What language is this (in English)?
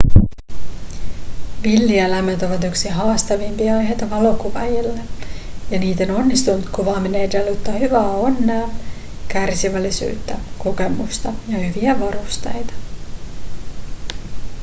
Finnish